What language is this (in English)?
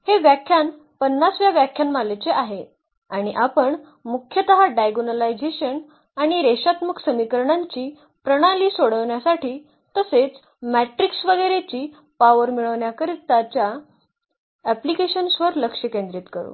Marathi